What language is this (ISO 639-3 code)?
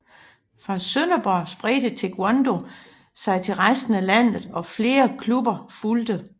dan